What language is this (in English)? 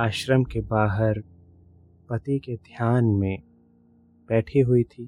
Hindi